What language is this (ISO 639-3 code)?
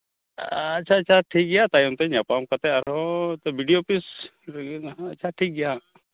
sat